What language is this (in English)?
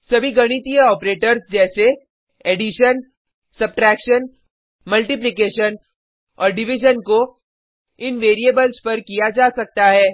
Hindi